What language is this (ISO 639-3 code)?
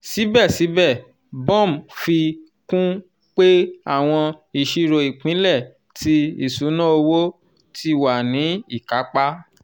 yor